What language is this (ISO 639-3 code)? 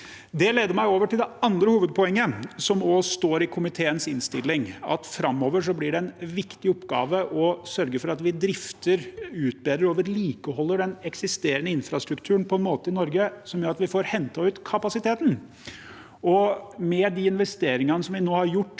nor